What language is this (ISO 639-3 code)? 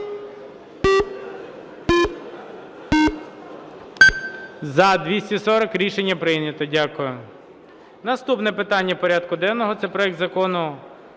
ukr